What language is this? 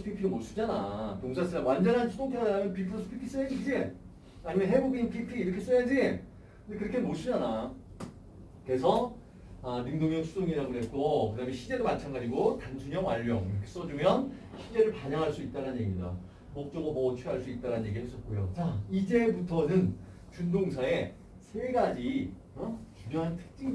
Korean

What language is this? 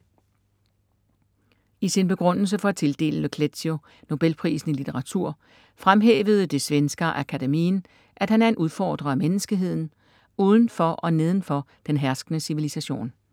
Danish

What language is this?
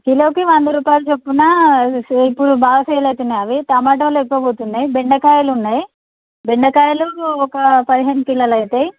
Telugu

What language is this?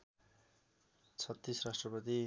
Nepali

